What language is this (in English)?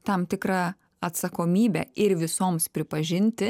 Lithuanian